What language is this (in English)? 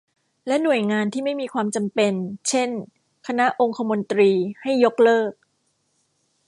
Thai